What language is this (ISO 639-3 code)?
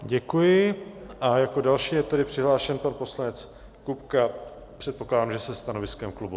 ces